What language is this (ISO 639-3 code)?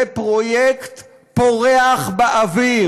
heb